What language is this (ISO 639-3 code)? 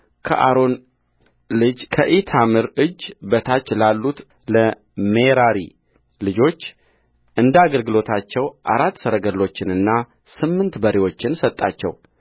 amh